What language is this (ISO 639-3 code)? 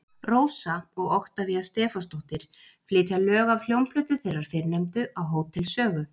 isl